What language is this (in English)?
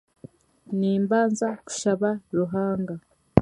Chiga